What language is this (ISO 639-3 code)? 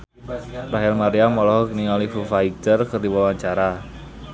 sun